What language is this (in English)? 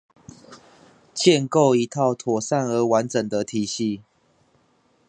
Chinese